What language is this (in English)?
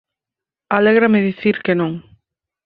Galician